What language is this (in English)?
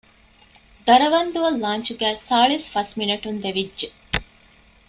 Divehi